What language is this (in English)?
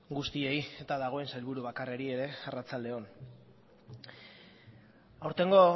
Basque